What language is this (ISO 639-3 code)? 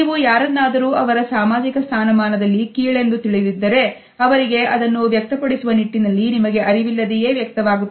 kan